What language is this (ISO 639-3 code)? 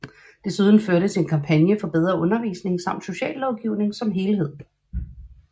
dan